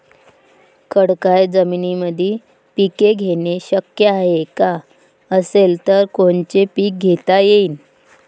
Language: Marathi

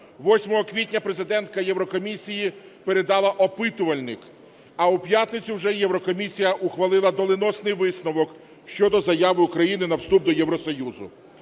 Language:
Ukrainian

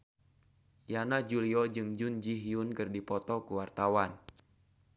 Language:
Sundanese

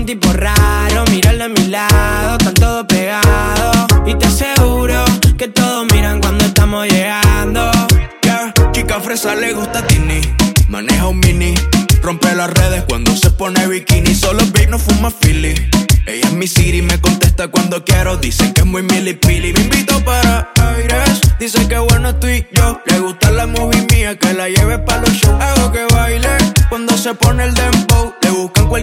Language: Spanish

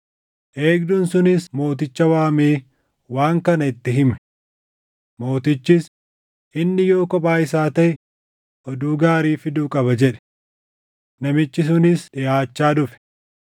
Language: Oromo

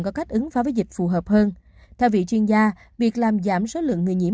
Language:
Vietnamese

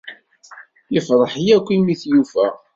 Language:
Kabyle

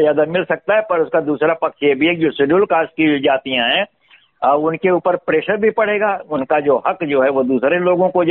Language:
Hindi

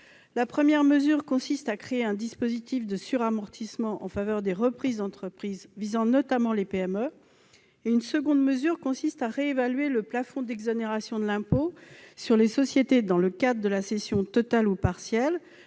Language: French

